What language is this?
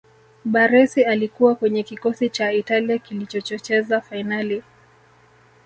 Swahili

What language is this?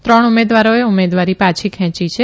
Gujarati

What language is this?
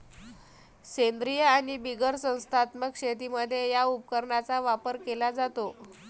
Marathi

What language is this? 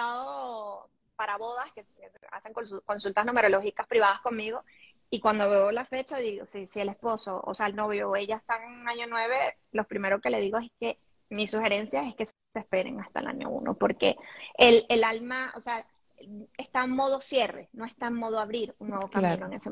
Spanish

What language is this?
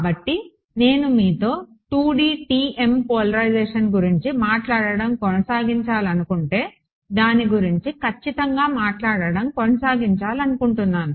Telugu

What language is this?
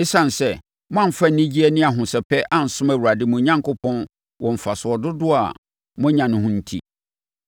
Akan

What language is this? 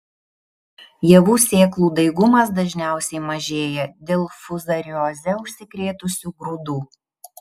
Lithuanian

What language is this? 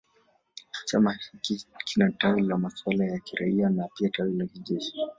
Swahili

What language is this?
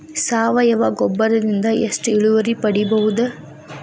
Kannada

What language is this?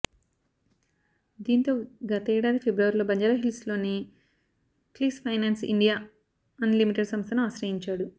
Telugu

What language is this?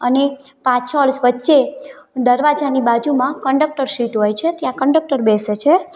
Gujarati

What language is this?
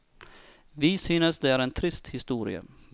Norwegian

